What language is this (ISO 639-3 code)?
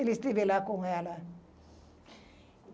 por